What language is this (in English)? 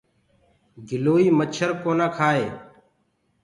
Gurgula